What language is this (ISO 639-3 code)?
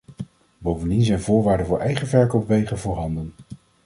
nld